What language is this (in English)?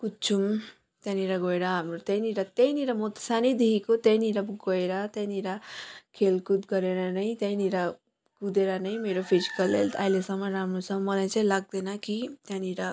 Nepali